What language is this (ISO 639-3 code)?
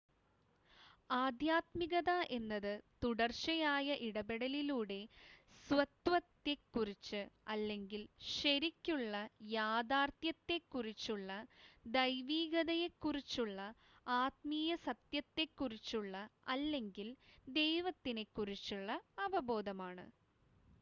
mal